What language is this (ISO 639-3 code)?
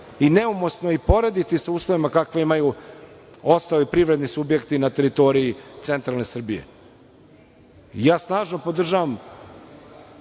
srp